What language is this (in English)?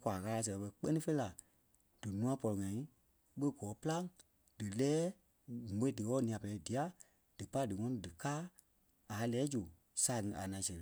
Kpelle